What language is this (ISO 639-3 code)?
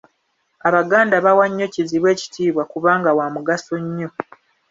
lug